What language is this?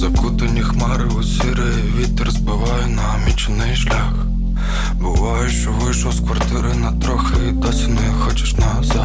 Ukrainian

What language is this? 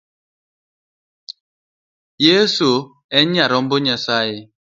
Luo (Kenya and Tanzania)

